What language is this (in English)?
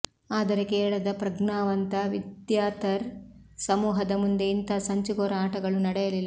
Kannada